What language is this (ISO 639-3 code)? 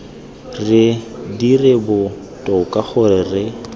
tsn